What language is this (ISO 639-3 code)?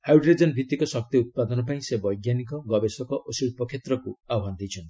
ori